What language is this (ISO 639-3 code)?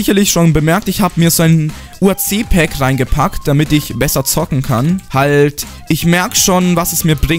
deu